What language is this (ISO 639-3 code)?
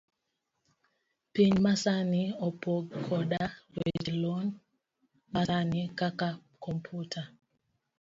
luo